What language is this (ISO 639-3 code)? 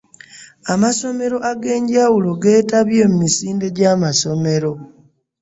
lug